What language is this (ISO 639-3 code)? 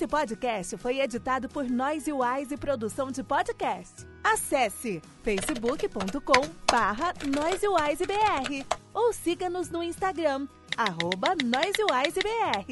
por